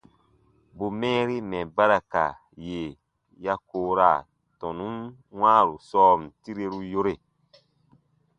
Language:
Baatonum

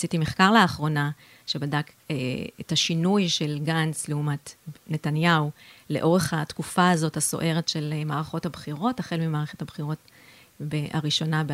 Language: Hebrew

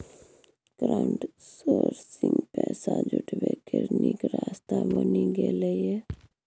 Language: Maithili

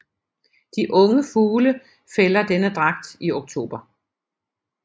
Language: Danish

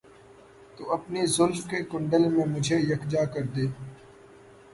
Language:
Urdu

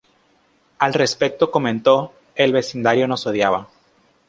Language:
Spanish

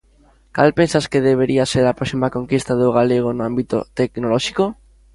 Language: Galician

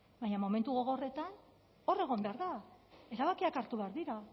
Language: Basque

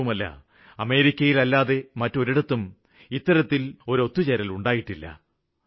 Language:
Malayalam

